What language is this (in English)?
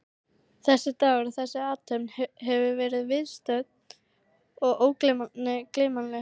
Icelandic